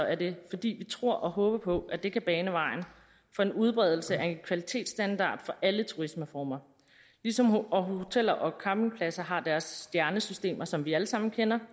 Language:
Danish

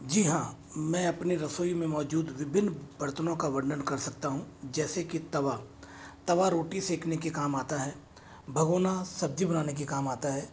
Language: Hindi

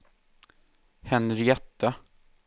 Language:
Swedish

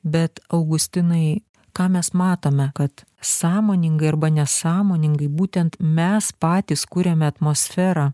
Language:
Lithuanian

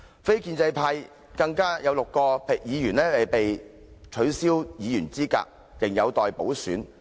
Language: Cantonese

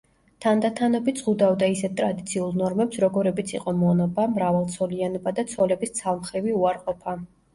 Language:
Georgian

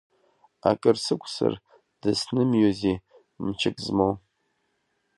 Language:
Abkhazian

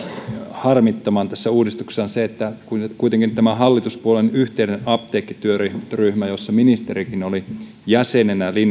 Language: Finnish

